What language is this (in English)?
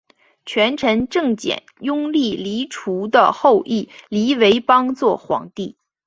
Chinese